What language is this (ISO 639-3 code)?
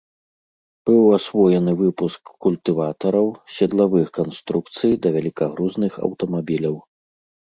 bel